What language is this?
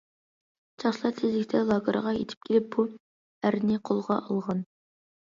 Uyghur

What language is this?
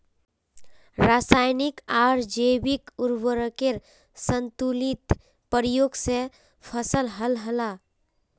Magahi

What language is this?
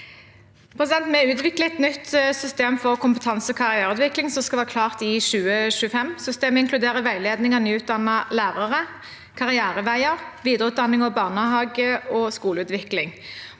Norwegian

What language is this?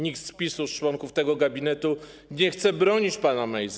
Polish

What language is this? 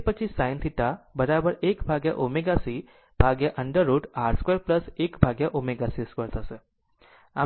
Gujarati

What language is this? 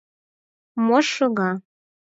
Mari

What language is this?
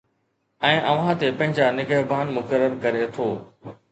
Sindhi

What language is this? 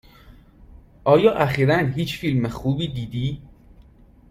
Persian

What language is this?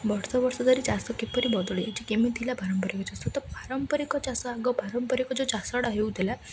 Odia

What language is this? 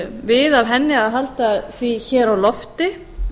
Icelandic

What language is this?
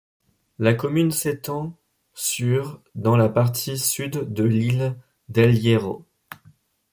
French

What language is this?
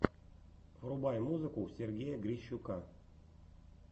Russian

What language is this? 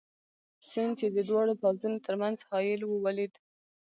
Pashto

